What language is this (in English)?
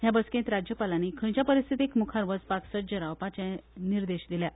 Konkani